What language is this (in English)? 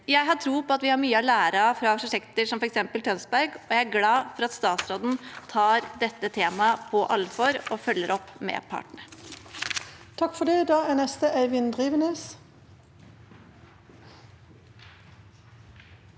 Norwegian